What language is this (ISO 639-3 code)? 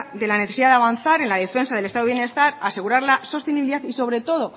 spa